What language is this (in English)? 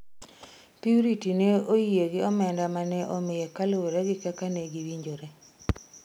Luo (Kenya and Tanzania)